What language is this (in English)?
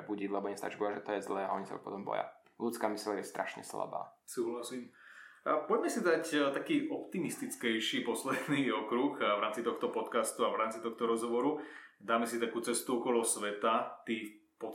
Slovak